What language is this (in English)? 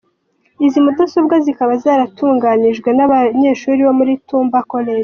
Kinyarwanda